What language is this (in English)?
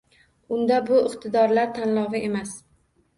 Uzbek